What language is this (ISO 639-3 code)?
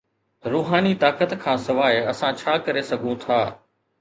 snd